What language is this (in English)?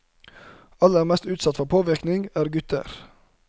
Norwegian